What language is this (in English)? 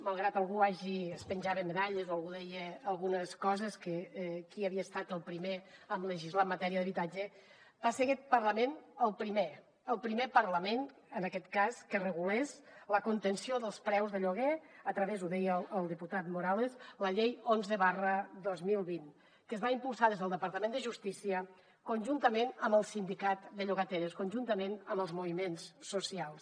Catalan